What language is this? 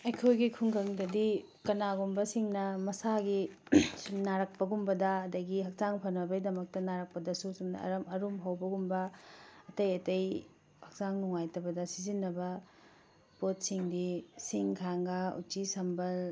Manipuri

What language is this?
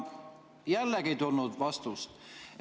Estonian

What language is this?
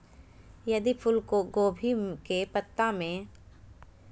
Magahi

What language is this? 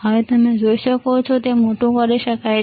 Gujarati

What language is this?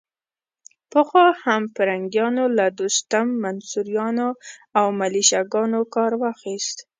Pashto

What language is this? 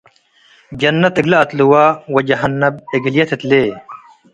Tigre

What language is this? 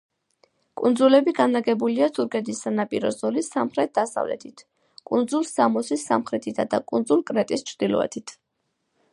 Georgian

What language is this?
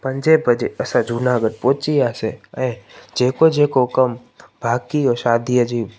Sindhi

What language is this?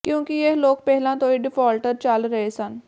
Punjabi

